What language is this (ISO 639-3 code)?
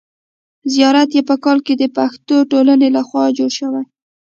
pus